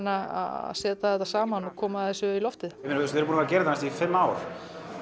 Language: Icelandic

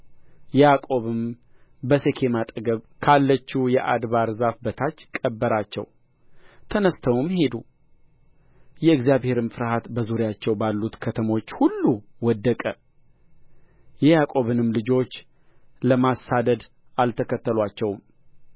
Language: Amharic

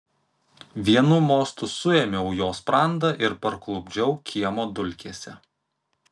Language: Lithuanian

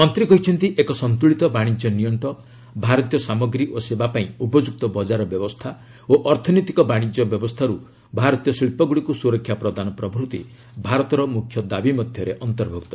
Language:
Odia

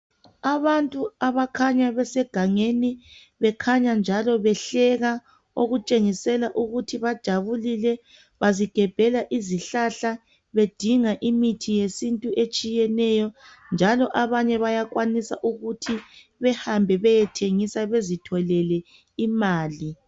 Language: North Ndebele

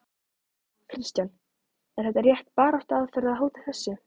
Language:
Icelandic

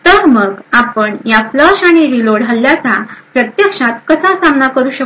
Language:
Marathi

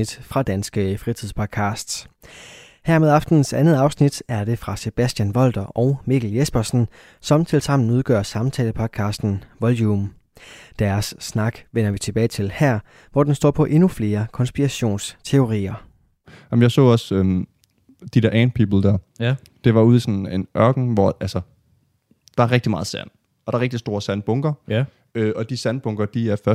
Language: Danish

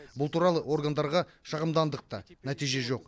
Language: Kazakh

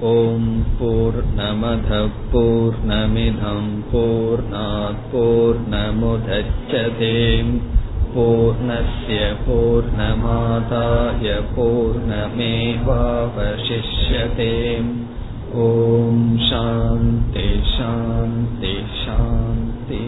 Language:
Tamil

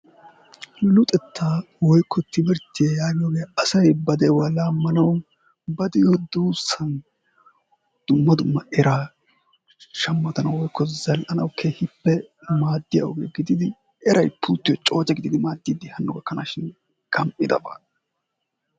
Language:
Wolaytta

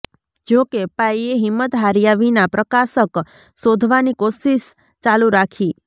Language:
Gujarati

